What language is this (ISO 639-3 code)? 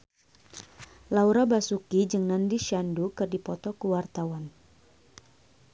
sun